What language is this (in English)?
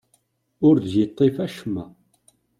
Kabyle